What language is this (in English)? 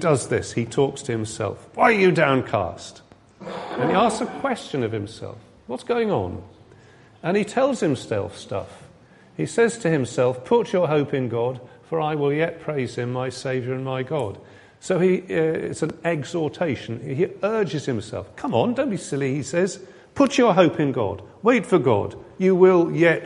English